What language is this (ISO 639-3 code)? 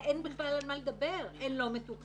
heb